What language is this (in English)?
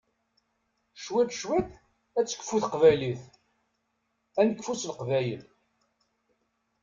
Kabyle